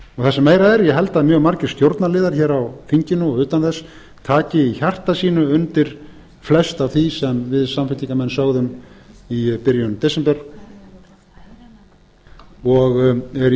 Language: Icelandic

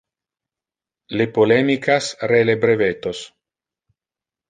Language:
Interlingua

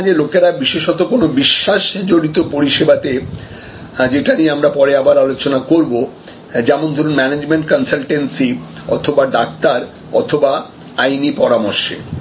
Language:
Bangla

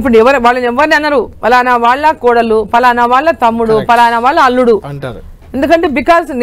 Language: Telugu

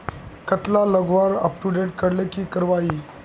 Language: Magahi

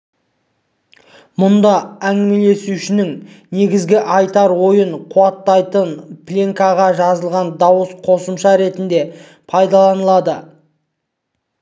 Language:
Kazakh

